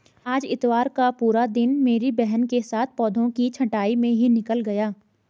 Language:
Hindi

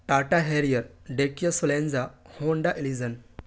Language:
Urdu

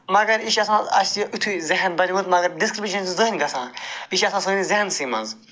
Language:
Kashmiri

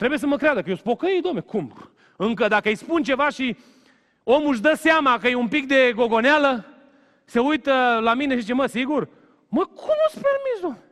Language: Romanian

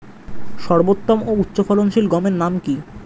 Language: Bangla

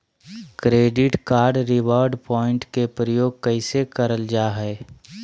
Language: Magahi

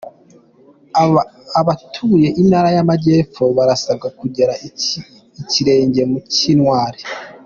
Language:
Kinyarwanda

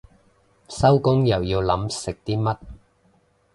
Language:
Cantonese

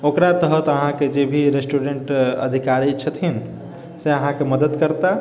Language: Maithili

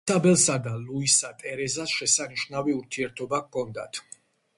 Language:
Georgian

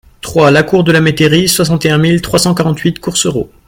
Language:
French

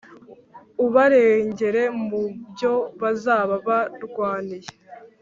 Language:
Kinyarwanda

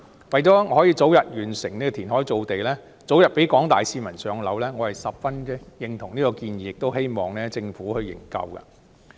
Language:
Cantonese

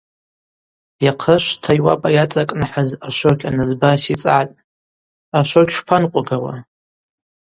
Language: Abaza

